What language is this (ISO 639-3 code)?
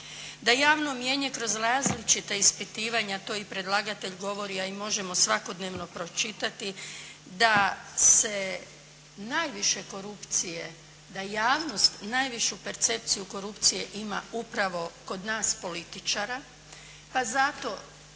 hrv